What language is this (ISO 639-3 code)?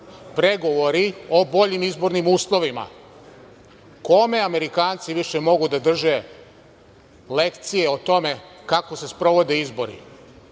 srp